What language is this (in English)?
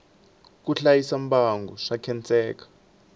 Tsonga